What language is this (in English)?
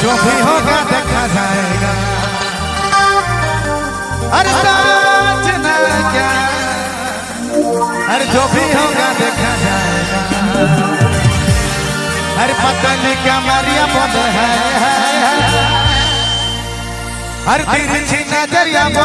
Hindi